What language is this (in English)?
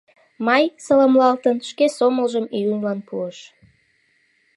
Mari